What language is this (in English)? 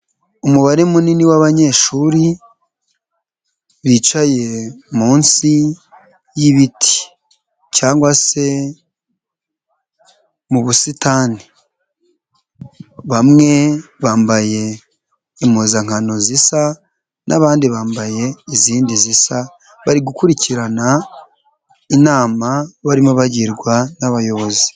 Kinyarwanda